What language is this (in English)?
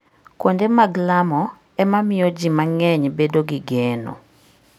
Luo (Kenya and Tanzania)